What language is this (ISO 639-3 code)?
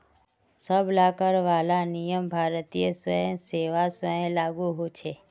mag